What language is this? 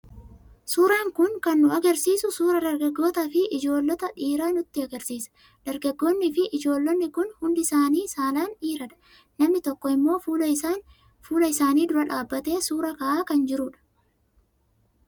Oromo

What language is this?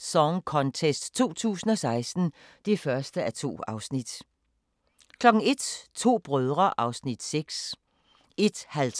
Danish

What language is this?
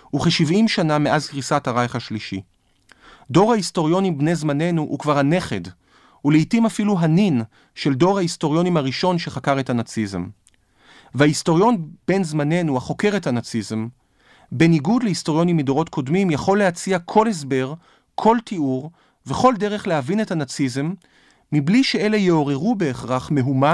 Hebrew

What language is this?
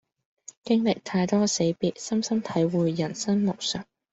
Cantonese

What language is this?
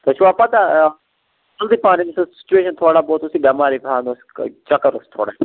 Kashmiri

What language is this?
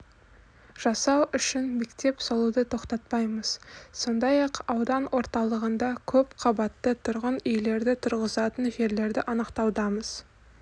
Kazakh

